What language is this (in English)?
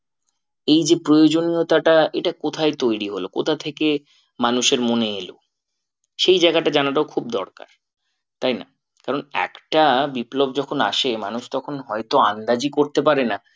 Bangla